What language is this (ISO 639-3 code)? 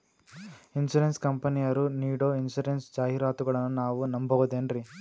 kan